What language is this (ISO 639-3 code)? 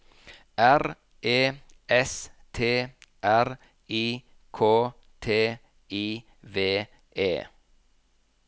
nor